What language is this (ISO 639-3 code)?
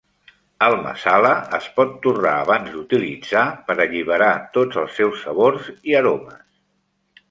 cat